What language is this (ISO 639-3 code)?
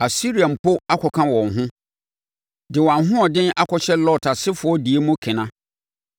aka